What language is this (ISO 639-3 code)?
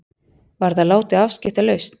isl